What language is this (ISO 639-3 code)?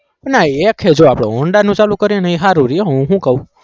guj